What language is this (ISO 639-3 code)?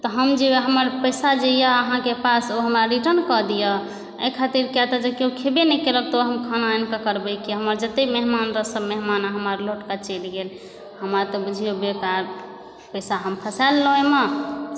mai